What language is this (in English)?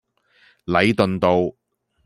Cantonese